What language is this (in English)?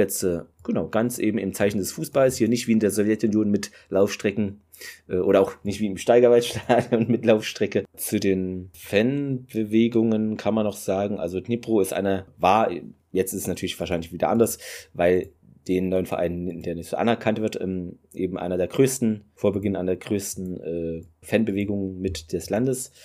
German